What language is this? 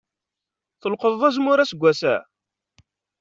Kabyle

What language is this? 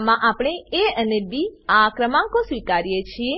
Gujarati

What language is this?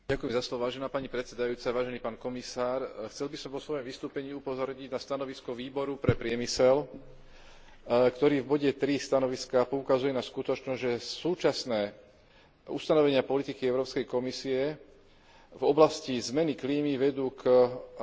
Slovak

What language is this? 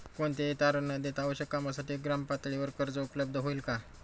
Marathi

